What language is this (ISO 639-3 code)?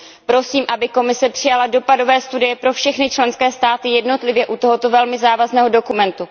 ces